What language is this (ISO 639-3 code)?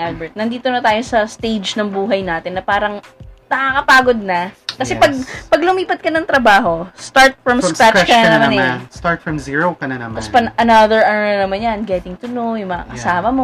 fil